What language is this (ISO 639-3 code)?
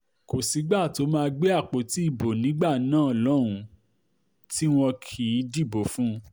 yor